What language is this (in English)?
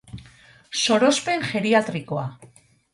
Basque